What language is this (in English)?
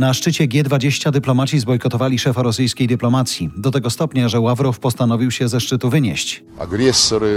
Polish